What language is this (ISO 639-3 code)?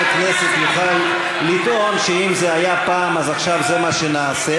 heb